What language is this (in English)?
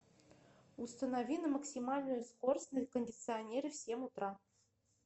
Russian